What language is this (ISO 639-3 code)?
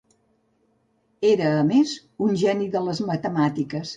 cat